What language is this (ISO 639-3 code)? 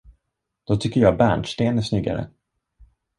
swe